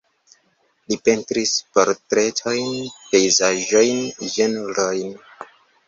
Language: Esperanto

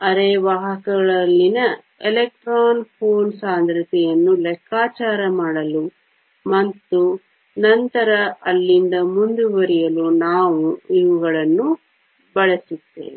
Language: Kannada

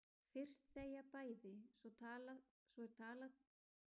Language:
Icelandic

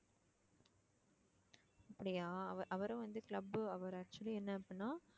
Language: Tamil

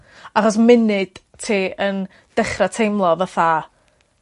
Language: Welsh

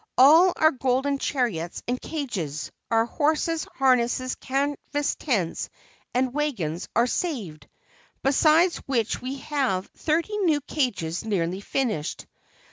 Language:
English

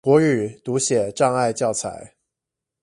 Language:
Chinese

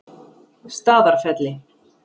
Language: Icelandic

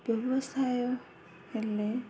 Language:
Odia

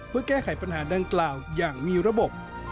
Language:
Thai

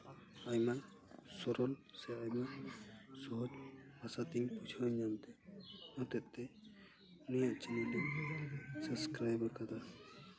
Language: Santali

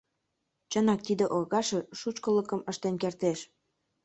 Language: Mari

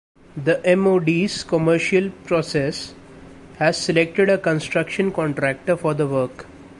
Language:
English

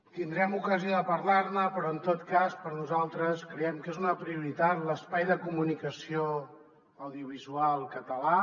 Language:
Catalan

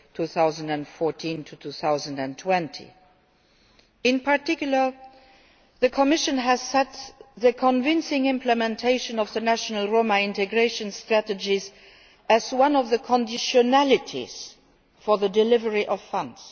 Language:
English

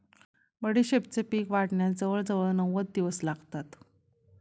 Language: Marathi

